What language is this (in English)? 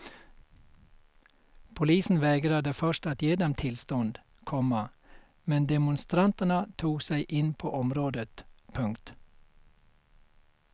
Swedish